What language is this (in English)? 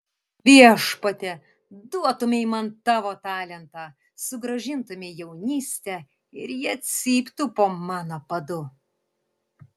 Lithuanian